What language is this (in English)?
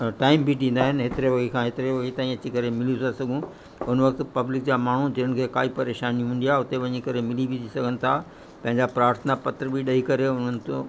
Sindhi